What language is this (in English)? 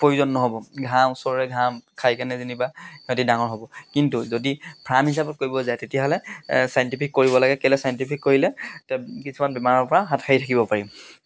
Assamese